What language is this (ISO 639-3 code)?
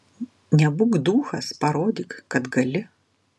lit